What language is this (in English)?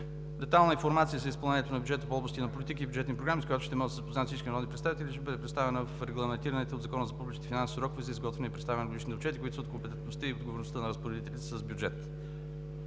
Bulgarian